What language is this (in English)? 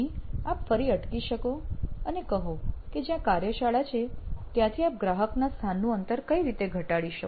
Gujarati